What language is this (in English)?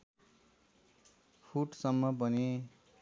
Nepali